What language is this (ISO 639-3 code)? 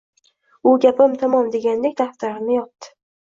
uzb